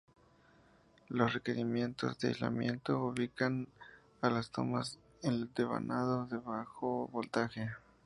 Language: Spanish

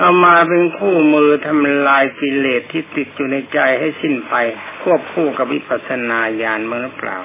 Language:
Thai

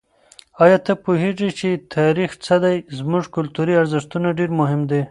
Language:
Pashto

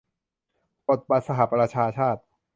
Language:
Thai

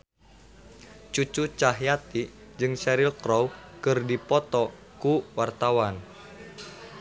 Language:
Sundanese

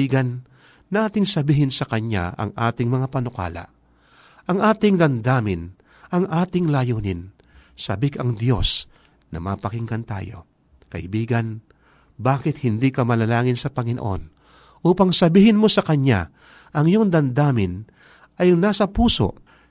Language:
Filipino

